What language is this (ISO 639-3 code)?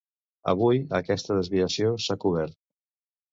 cat